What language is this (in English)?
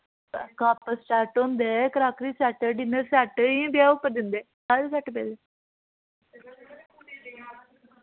Dogri